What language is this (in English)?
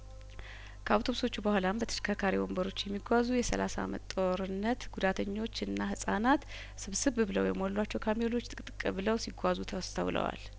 Amharic